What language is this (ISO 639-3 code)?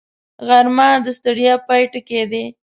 pus